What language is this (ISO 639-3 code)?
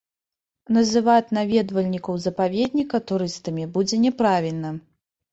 bel